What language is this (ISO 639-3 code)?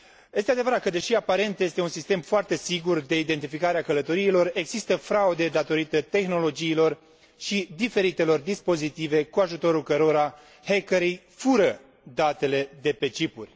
ron